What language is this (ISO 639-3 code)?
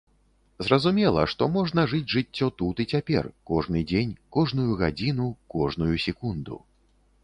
bel